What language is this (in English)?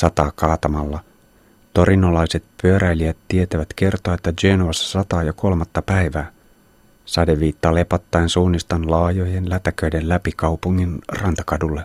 Finnish